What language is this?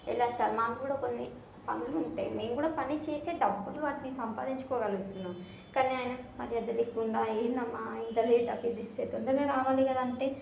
Telugu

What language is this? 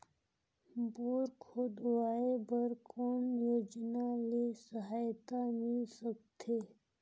Chhattisgarhi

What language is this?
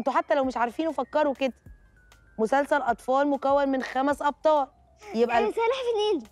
Arabic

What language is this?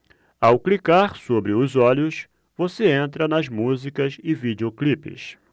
Portuguese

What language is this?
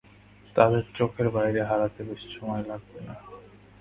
Bangla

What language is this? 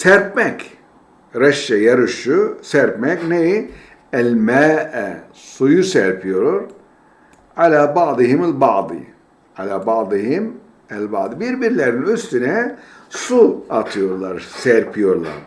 Turkish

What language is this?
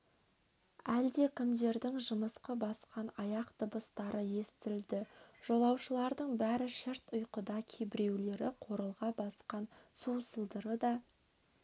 Kazakh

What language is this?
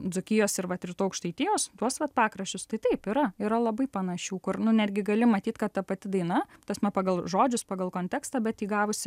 Lithuanian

